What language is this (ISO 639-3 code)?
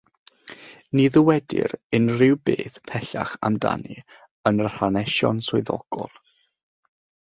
cym